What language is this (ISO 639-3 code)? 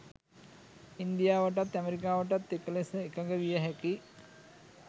sin